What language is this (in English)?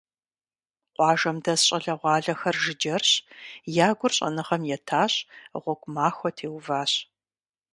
Kabardian